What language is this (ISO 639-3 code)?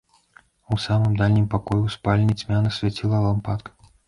bel